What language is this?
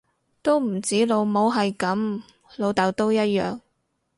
Cantonese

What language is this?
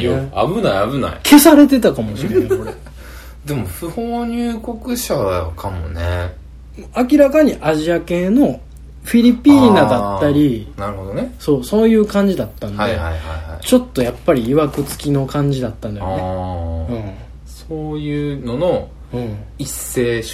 Japanese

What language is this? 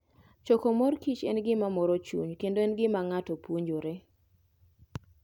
Luo (Kenya and Tanzania)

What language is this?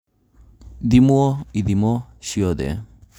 Kikuyu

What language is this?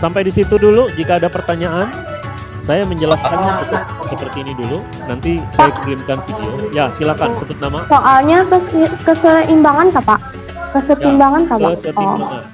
Indonesian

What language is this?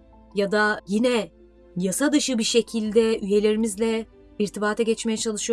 Turkish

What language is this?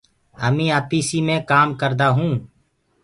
Gurgula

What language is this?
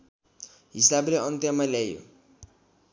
Nepali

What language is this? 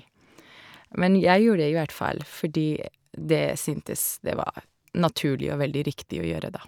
Norwegian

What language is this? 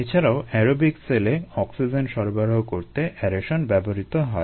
Bangla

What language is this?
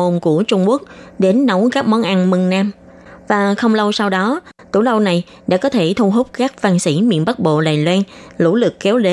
Vietnamese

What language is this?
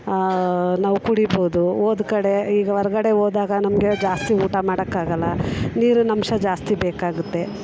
Kannada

